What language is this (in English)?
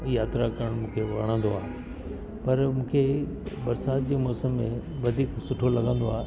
Sindhi